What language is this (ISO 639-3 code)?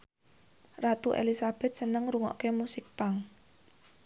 jav